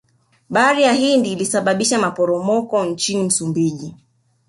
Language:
Swahili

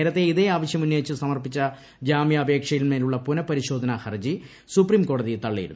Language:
Malayalam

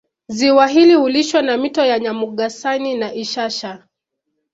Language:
Swahili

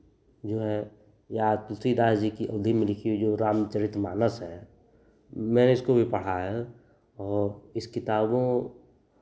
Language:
Hindi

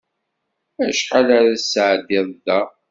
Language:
Kabyle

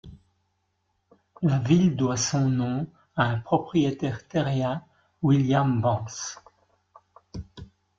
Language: French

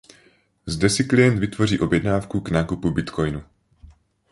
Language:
Czech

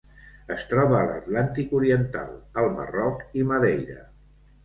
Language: Catalan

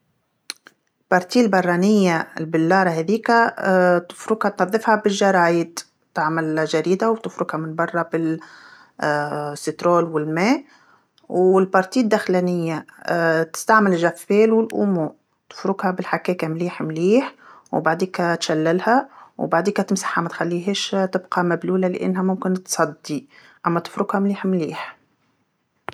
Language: Tunisian Arabic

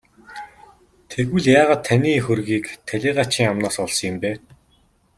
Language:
Mongolian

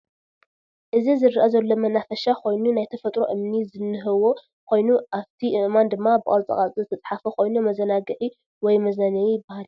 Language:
Tigrinya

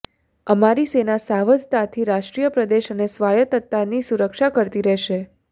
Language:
Gujarati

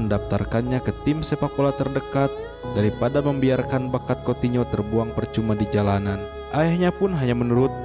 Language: Indonesian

